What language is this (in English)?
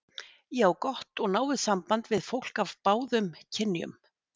Icelandic